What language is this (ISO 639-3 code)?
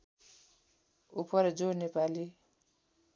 nep